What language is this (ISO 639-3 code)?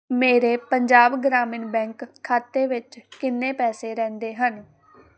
pan